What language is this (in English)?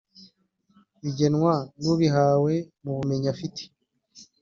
Kinyarwanda